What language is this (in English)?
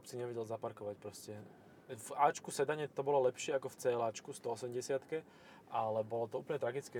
Slovak